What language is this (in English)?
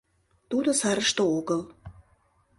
Mari